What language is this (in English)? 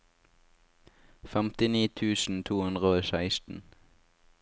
Norwegian